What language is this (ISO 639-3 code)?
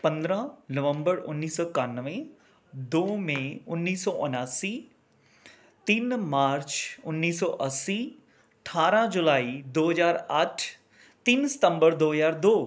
pan